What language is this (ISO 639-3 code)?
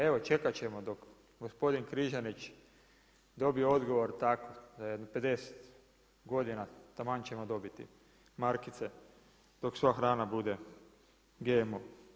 hrv